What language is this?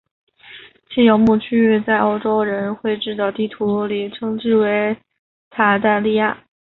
Chinese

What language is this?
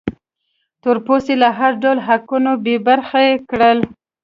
Pashto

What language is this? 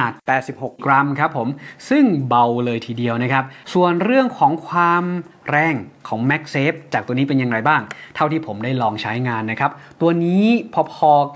Thai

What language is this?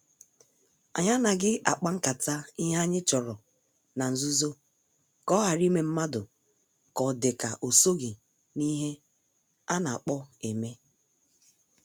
Igbo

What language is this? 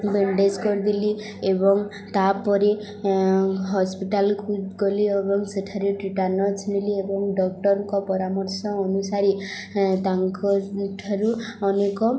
Odia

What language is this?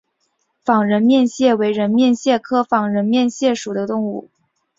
Chinese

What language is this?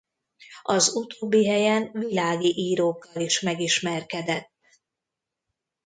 Hungarian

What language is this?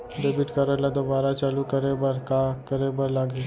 Chhattisgarhi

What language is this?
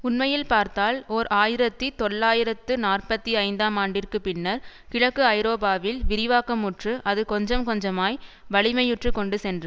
Tamil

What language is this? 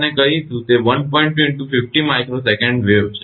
Gujarati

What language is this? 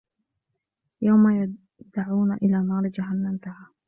Arabic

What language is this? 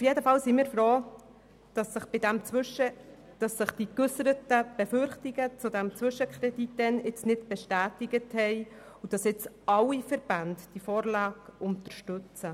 Swiss German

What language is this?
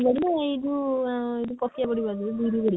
Odia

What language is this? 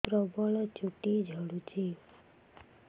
Odia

